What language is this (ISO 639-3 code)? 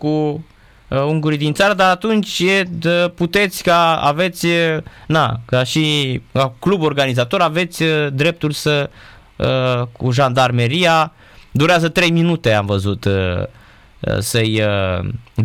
ron